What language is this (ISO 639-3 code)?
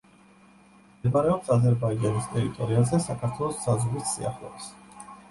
kat